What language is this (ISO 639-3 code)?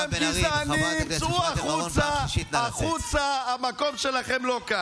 heb